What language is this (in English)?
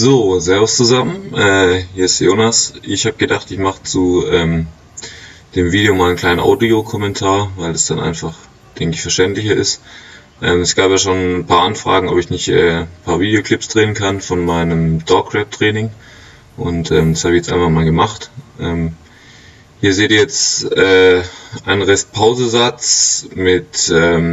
German